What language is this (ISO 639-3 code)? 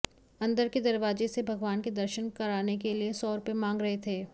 hin